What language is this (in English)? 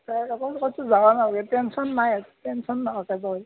Assamese